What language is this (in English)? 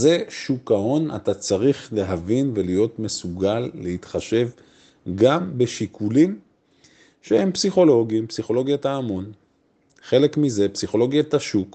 Hebrew